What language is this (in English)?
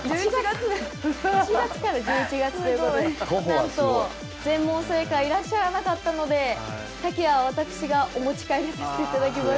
Japanese